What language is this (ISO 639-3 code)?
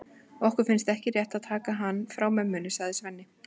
isl